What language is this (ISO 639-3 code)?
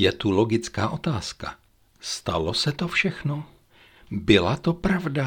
ces